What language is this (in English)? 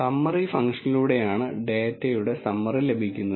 Malayalam